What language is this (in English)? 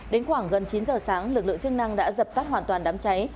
Vietnamese